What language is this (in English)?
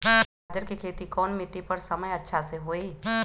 Magahi